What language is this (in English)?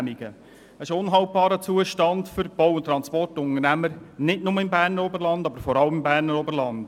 Swiss German